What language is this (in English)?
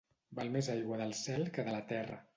Catalan